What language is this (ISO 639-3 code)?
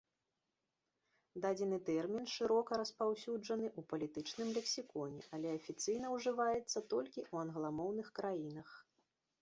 bel